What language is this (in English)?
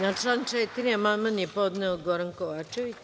Serbian